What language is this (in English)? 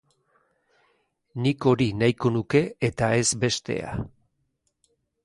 Basque